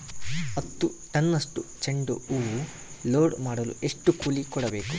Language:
Kannada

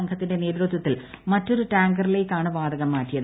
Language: Malayalam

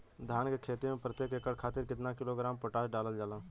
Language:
Bhojpuri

